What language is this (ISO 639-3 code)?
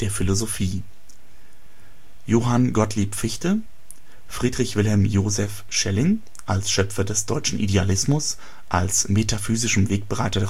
deu